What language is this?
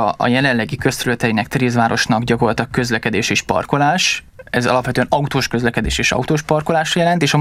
Hungarian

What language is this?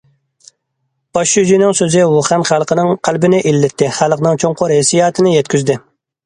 Uyghur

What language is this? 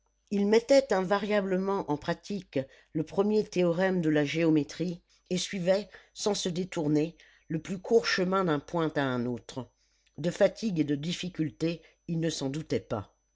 French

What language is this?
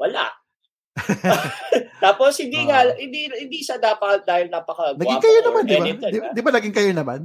Filipino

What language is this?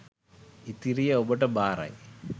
Sinhala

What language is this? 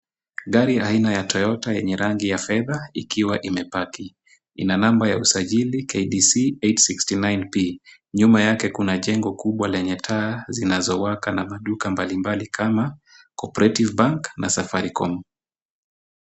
Swahili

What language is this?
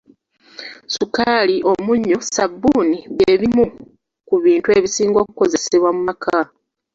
Ganda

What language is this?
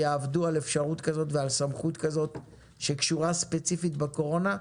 Hebrew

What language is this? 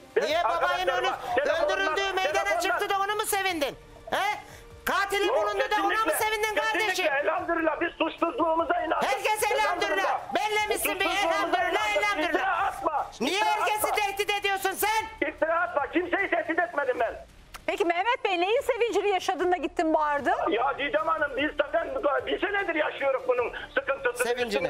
Turkish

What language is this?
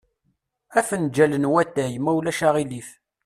Kabyle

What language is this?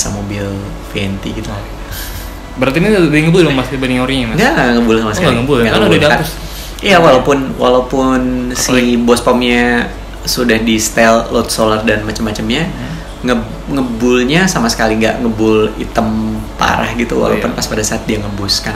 Indonesian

